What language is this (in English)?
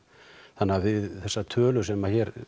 Icelandic